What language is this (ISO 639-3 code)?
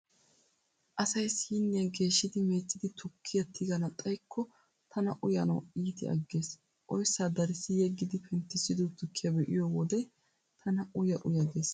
wal